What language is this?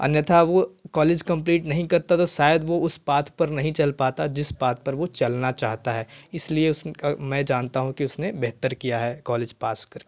Hindi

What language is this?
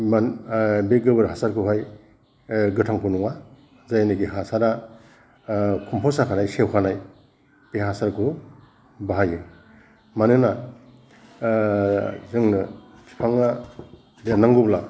Bodo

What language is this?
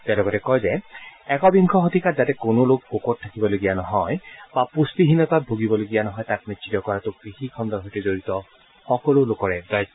Assamese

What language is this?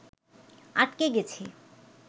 Bangla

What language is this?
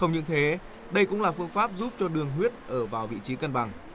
Vietnamese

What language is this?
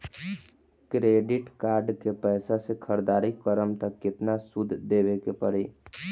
Bhojpuri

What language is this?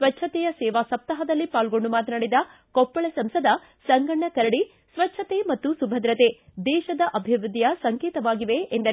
Kannada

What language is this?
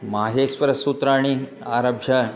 Sanskrit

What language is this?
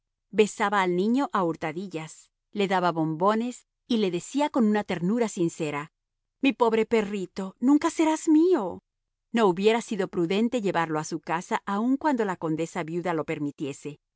Spanish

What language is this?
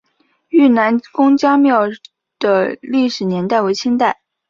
Chinese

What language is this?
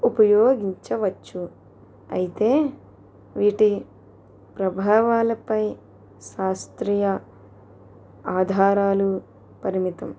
Telugu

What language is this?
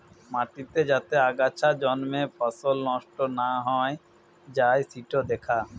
Bangla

